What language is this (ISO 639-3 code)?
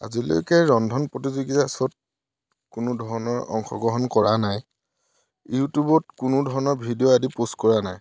asm